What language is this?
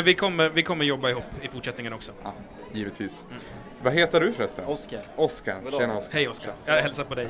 Swedish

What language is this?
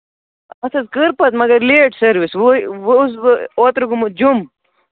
Kashmiri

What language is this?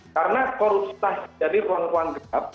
Indonesian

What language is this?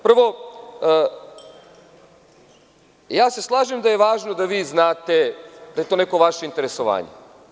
Serbian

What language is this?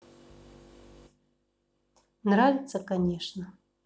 Russian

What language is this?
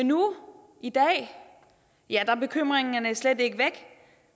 Danish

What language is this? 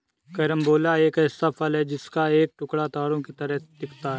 Hindi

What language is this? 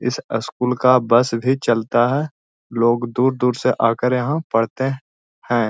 Magahi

